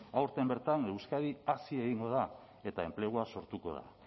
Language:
Basque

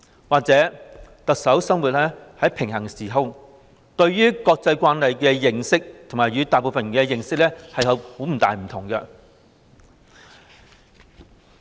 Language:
Cantonese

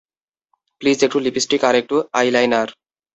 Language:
Bangla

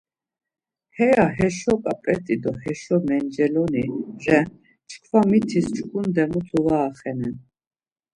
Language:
Laz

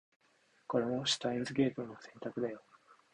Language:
Japanese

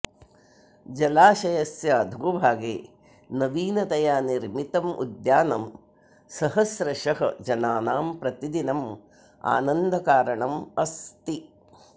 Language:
Sanskrit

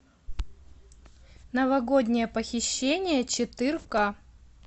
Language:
Russian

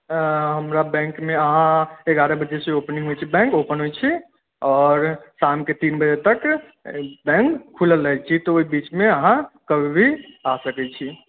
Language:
Maithili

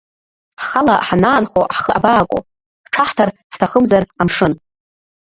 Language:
Abkhazian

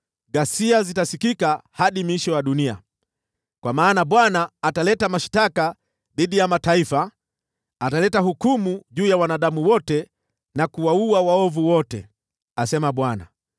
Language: Swahili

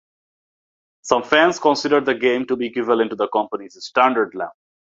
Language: English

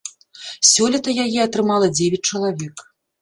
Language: Belarusian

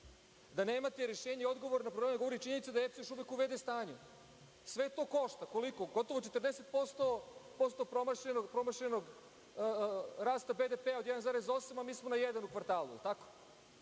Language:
Serbian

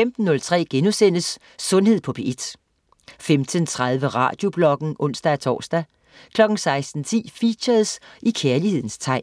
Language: Danish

